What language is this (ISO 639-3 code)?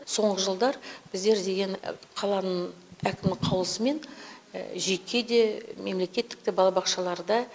kaz